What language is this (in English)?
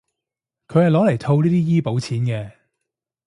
Cantonese